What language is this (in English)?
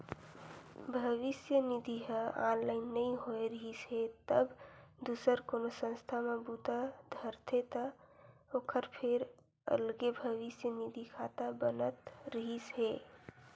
Chhattisgarhi